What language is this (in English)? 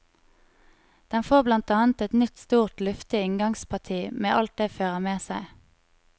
Norwegian